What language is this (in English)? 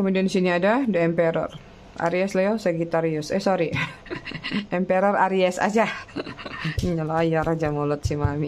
Indonesian